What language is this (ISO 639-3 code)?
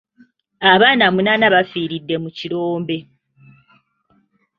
lug